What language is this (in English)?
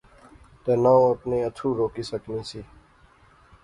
Pahari-Potwari